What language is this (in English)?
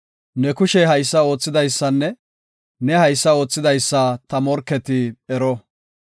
Gofa